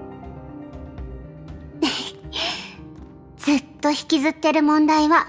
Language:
Japanese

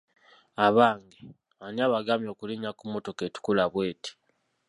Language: Ganda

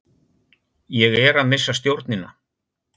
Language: Icelandic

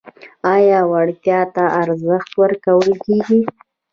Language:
Pashto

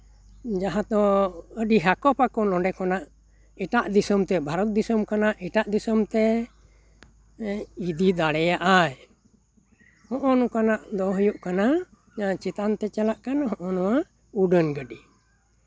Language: Santali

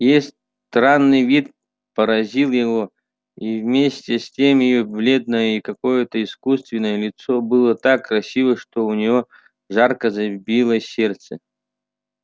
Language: Russian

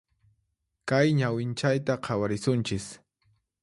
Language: Puno Quechua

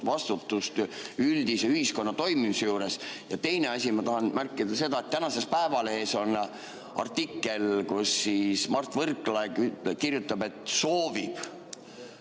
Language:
Estonian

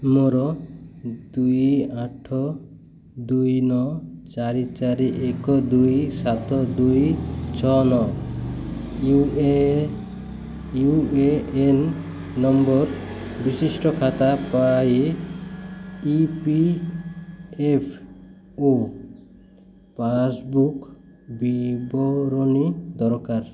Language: Odia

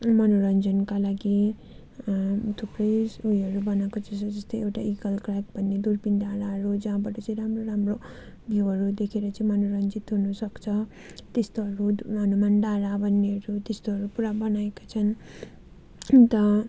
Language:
Nepali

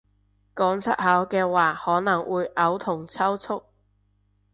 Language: Cantonese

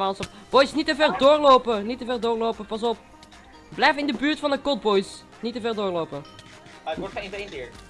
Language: Dutch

